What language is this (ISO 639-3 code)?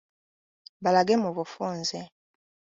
lug